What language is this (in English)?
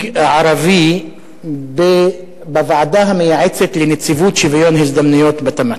Hebrew